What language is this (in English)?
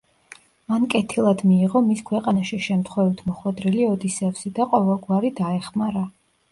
Georgian